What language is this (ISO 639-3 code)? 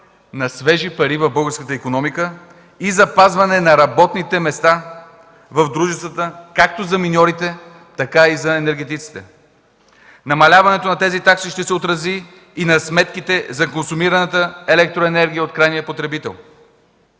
bul